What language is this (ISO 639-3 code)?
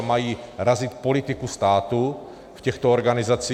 ces